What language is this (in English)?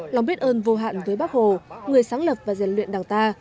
Vietnamese